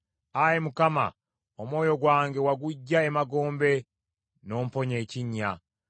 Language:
Ganda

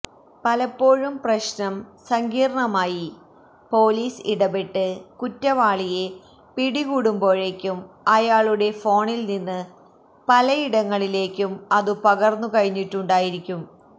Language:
Malayalam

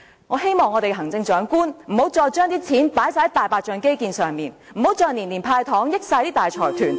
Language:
Cantonese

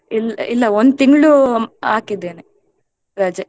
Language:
Kannada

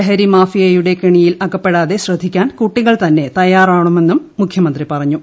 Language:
Malayalam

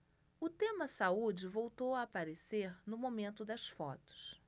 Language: Portuguese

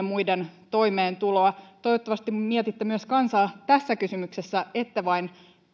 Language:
Finnish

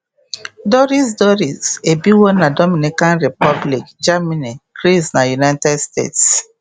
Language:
Igbo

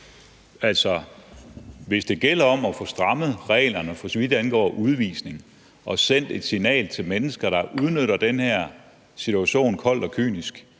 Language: Danish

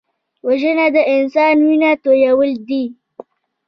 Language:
Pashto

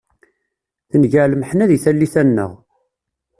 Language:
Kabyle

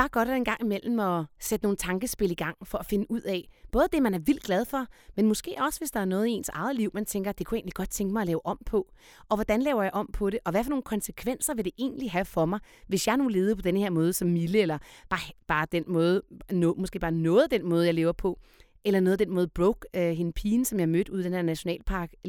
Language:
Danish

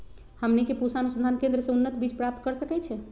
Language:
Magahi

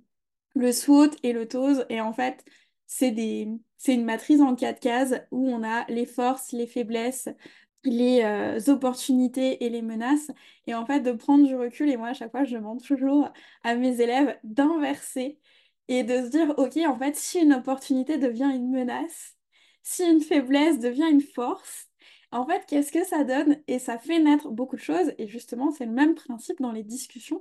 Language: French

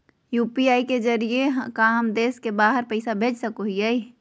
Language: Magahi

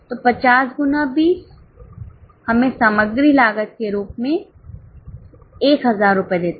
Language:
Hindi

